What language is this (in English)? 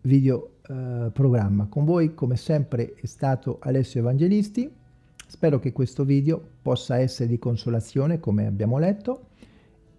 Italian